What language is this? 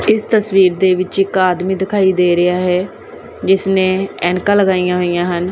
Punjabi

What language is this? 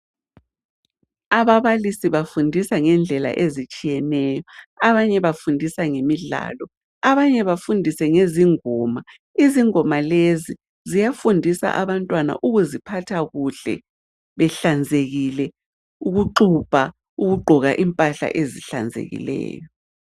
North Ndebele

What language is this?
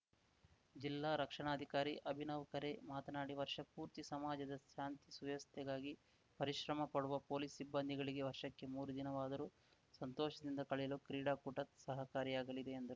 Kannada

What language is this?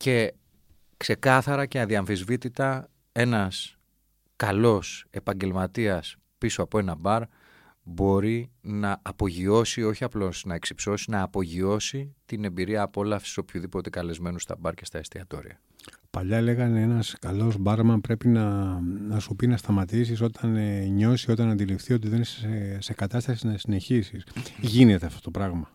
Greek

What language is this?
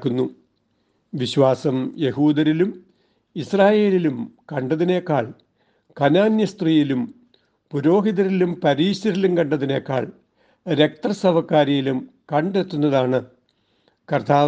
Malayalam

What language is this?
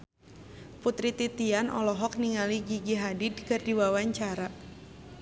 Sundanese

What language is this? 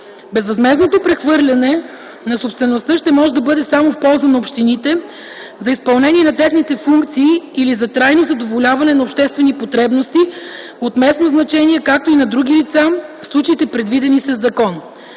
Bulgarian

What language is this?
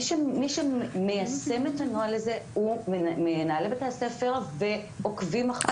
Hebrew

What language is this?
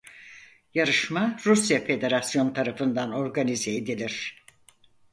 Turkish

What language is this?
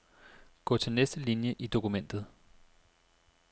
Danish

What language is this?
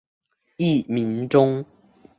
Chinese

